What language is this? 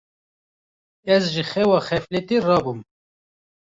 Kurdish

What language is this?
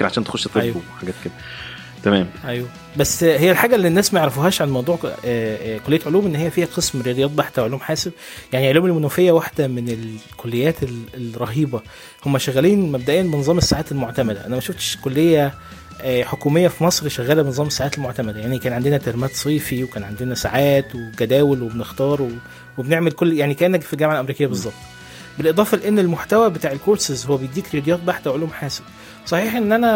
Arabic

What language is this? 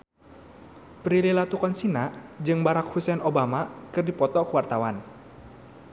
Sundanese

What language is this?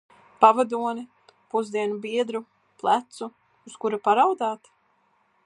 Latvian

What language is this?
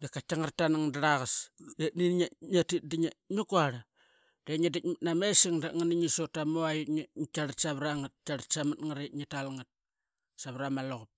Qaqet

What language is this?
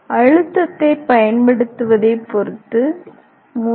Tamil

